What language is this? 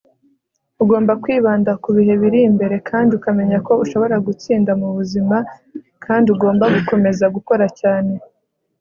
Kinyarwanda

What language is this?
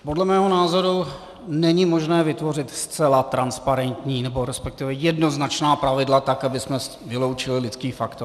Czech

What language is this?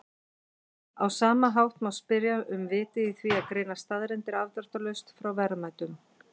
Icelandic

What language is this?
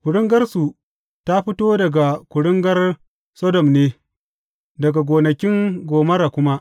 Hausa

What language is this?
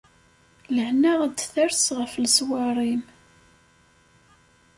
Kabyle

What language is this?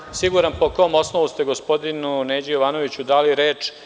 Serbian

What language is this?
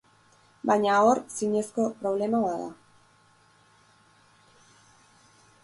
Basque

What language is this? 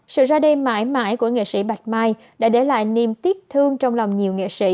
Vietnamese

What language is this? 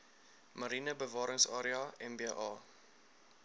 Afrikaans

